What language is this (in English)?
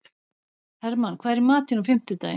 Icelandic